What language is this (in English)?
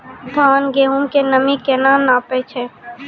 Maithili